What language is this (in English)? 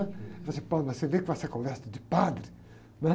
Portuguese